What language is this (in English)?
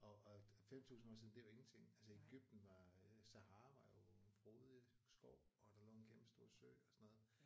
Danish